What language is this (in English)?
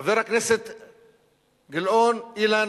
Hebrew